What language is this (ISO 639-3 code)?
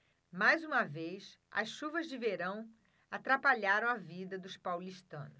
por